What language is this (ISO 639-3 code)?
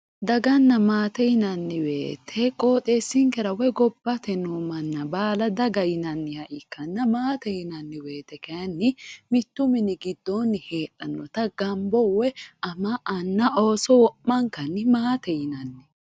sid